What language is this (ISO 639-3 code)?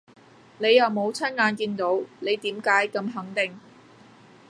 yue